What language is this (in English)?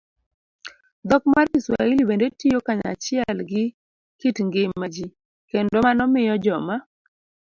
Luo (Kenya and Tanzania)